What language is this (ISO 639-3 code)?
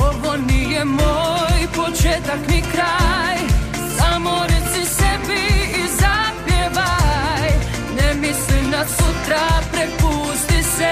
hrv